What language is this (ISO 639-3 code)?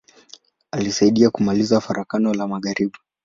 swa